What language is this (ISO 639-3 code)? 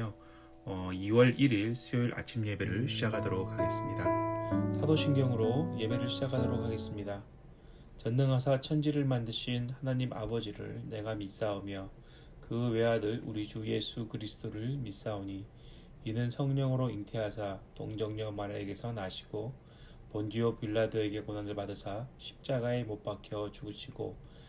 kor